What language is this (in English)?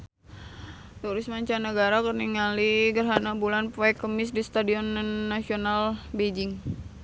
Sundanese